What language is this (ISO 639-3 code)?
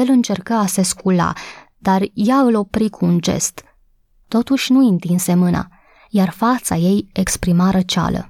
ron